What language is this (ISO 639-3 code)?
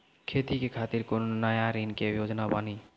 mai